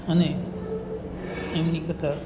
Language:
Gujarati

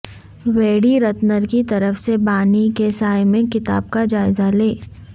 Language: Urdu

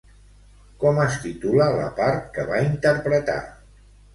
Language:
Catalan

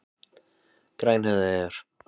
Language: Icelandic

